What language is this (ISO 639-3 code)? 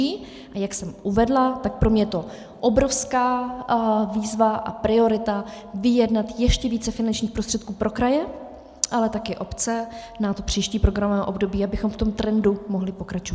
ces